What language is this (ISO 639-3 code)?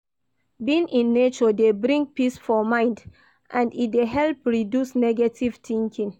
pcm